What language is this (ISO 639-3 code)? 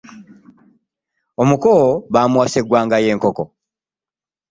lug